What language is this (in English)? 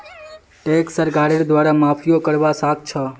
Magahi